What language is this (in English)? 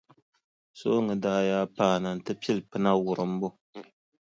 Dagbani